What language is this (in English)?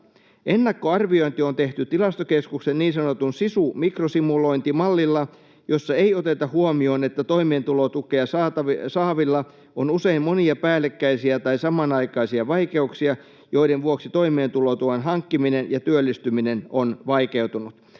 Finnish